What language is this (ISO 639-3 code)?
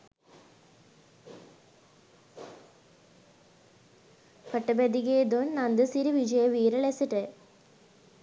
sin